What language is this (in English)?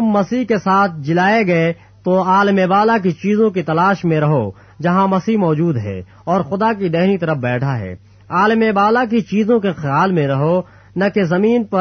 Urdu